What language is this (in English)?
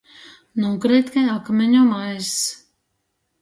Latgalian